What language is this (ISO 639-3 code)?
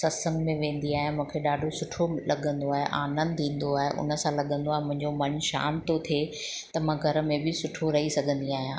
snd